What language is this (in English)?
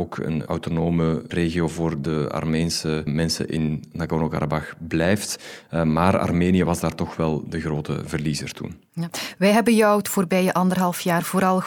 Dutch